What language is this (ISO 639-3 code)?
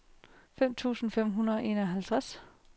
dan